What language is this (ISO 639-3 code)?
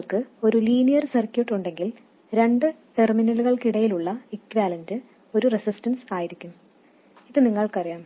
mal